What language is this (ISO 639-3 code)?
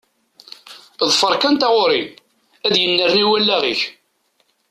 kab